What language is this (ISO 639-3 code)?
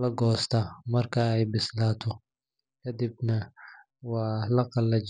som